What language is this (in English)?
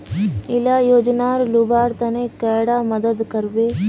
Magahi